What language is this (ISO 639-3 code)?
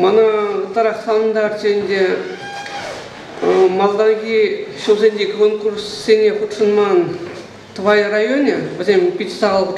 rus